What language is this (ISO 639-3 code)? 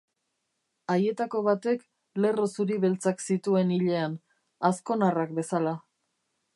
eus